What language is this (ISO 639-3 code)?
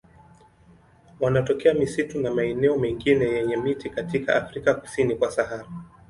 swa